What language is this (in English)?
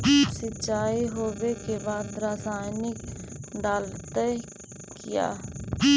Magahi